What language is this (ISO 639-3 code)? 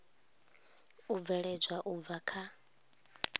ven